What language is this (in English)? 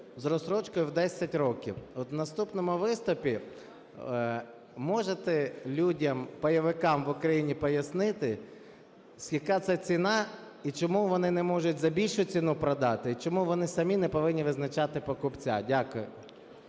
Ukrainian